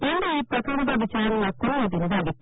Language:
Kannada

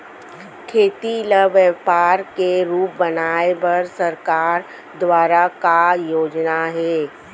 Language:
Chhattisgarhi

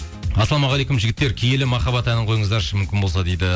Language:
Kazakh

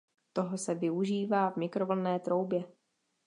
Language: Czech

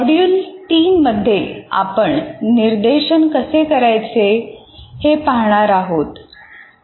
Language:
Marathi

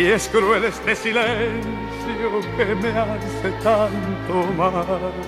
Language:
Spanish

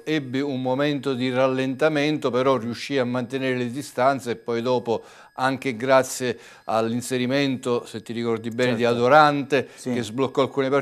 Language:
Italian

